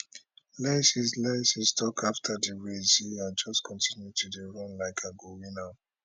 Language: Nigerian Pidgin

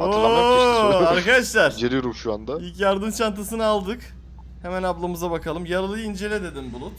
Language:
Turkish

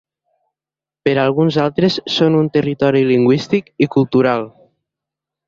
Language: Catalan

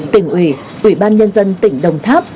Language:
Vietnamese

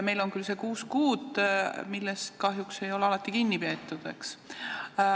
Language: Estonian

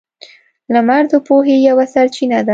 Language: Pashto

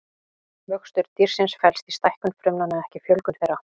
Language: Icelandic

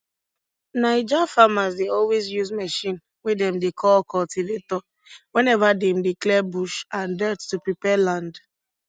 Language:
Nigerian Pidgin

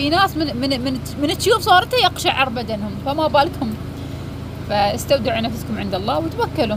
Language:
Arabic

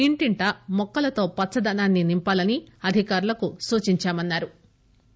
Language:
Telugu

